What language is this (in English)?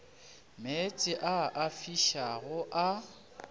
Northern Sotho